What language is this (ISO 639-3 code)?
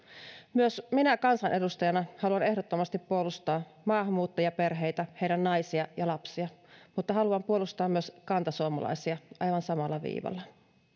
fin